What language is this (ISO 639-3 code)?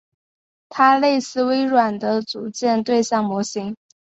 zho